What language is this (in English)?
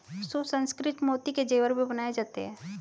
Hindi